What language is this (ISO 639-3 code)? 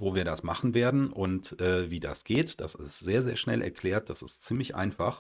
deu